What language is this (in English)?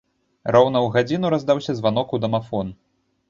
Belarusian